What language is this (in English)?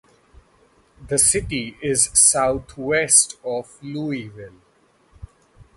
English